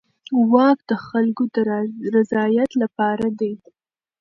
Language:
Pashto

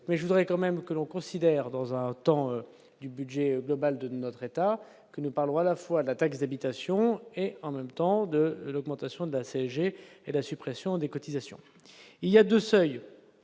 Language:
French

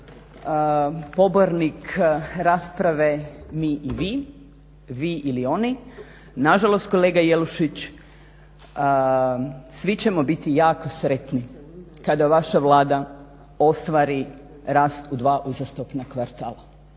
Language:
Croatian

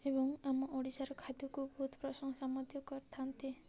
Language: Odia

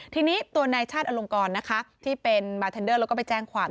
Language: Thai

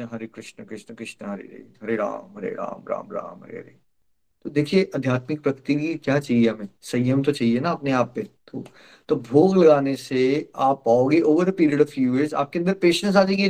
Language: Hindi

